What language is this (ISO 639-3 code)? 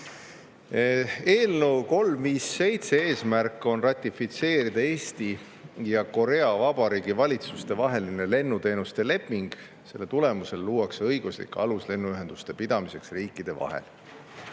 est